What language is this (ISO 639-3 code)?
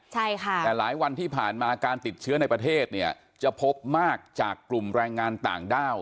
tha